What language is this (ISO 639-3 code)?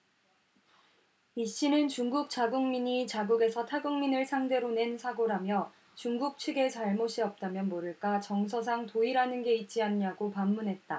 kor